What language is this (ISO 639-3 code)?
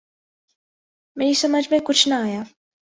urd